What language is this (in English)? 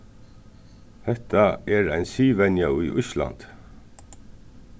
Faroese